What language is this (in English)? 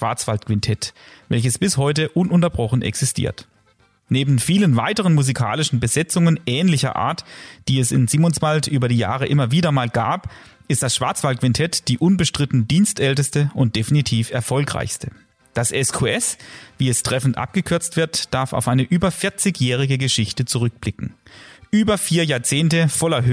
German